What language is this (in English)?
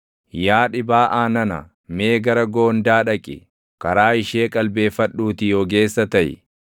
Oromo